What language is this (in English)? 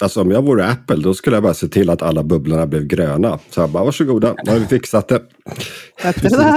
Swedish